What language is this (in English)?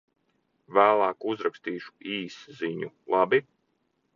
Latvian